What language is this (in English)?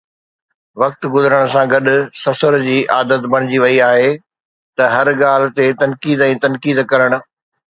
Sindhi